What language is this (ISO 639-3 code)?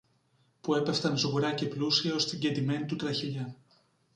ell